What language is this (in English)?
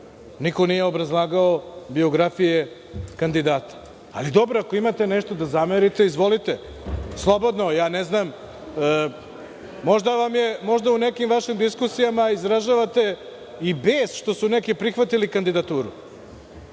Serbian